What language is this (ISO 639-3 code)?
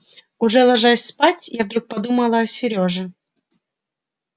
rus